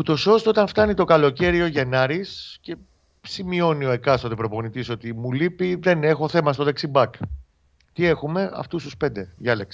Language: Greek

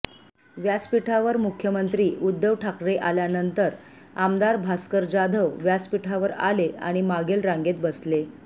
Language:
Marathi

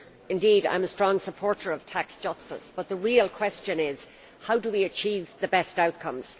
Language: English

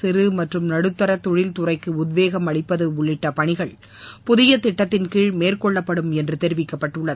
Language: Tamil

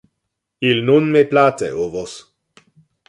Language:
Interlingua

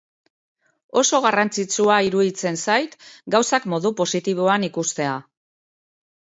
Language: Basque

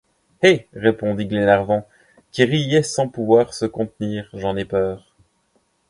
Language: French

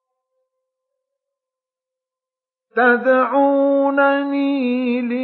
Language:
Arabic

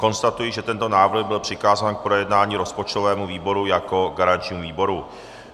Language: Czech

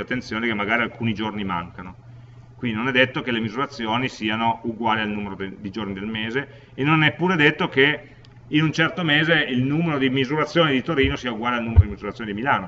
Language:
Italian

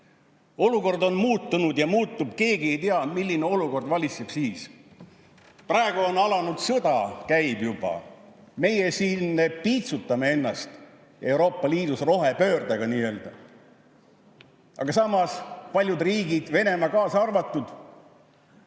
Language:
Estonian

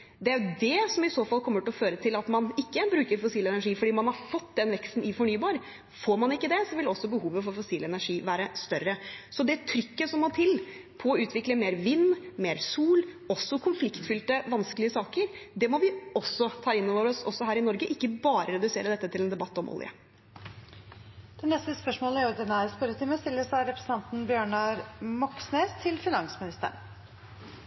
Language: Norwegian Bokmål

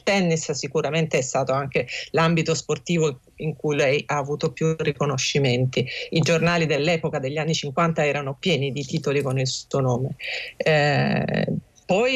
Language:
Italian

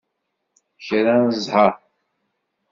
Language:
Kabyle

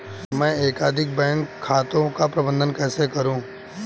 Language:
Hindi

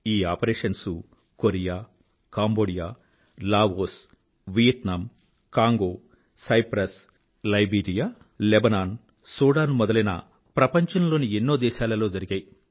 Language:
Telugu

